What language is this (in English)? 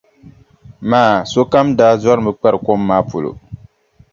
Dagbani